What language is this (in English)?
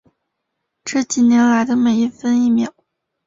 Chinese